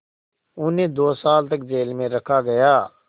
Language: Hindi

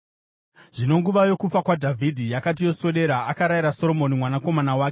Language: Shona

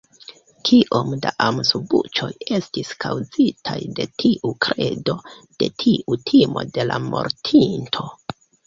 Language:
Esperanto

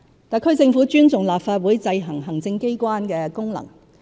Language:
Cantonese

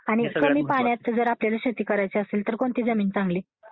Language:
Marathi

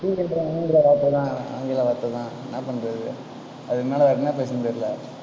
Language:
Tamil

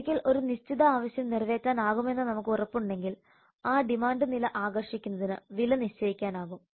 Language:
Malayalam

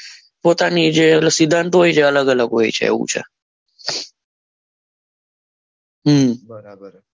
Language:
Gujarati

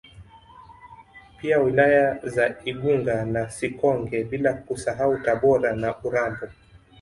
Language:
Swahili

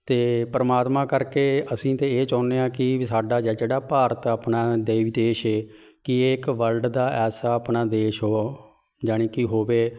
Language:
Punjabi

